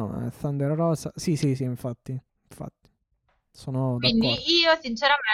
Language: Italian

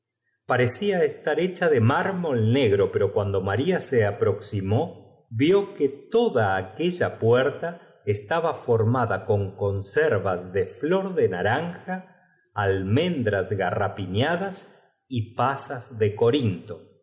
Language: Spanish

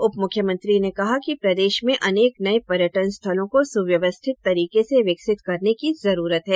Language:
Hindi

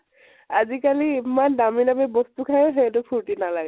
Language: Assamese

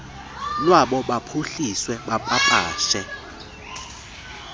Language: Xhosa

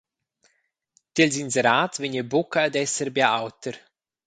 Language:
Romansh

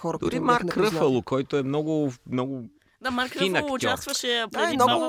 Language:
Bulgarian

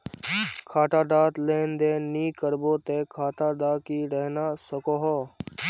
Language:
Magahi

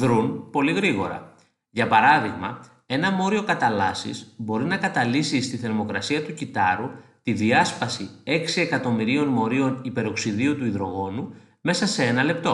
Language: Greek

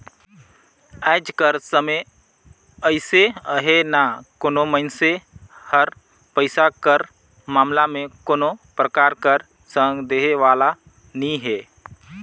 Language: Chhattisgarhi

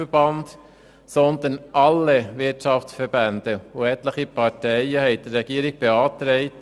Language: Swiss German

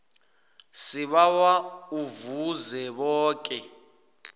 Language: South Ndebele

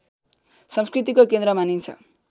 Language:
Nepali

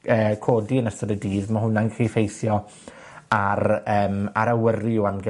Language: Welsh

